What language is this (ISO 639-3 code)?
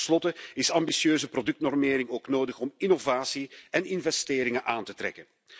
nld